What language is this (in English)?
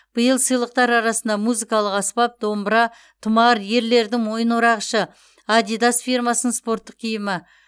Kazakh